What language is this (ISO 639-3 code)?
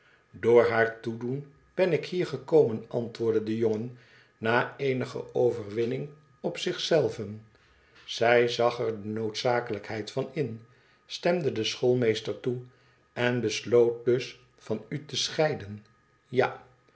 nld